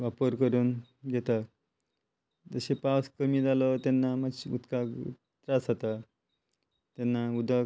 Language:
Konkani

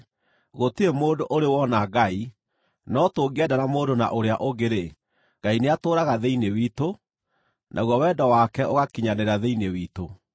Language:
Kikuyu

